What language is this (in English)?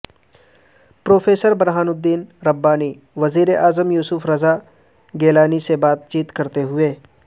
Urdu